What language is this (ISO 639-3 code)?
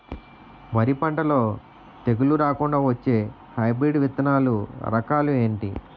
tel